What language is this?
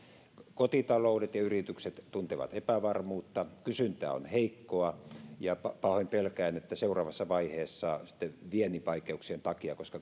Finnish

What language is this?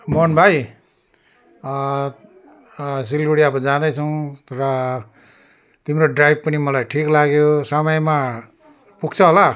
Nepali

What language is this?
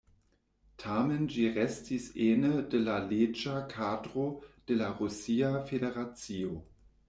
Esperanto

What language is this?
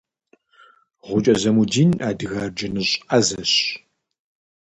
Kabardian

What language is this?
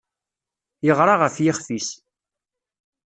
Kabyle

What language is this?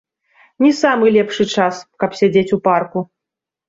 Belarusian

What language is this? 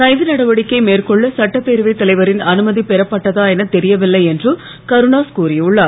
Tamil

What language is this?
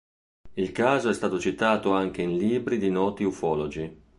Italian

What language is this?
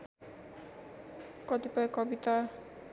Nepali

